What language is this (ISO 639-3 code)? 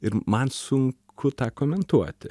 lit